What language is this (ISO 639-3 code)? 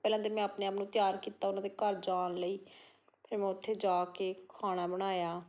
pan